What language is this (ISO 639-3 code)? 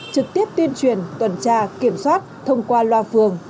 vie